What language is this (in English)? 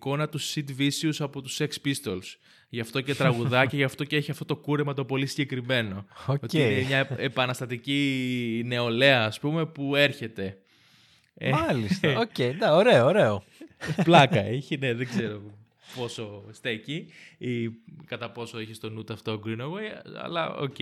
Greek